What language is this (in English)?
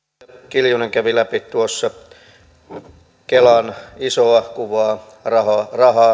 Finnish